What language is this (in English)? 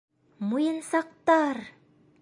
Bashkir